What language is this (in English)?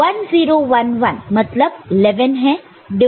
Hindi